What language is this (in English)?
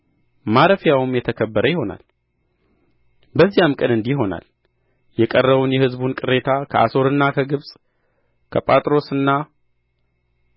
Amharic